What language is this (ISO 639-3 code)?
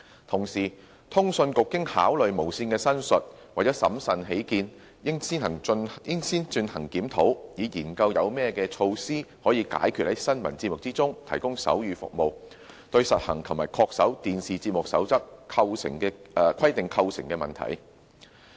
yue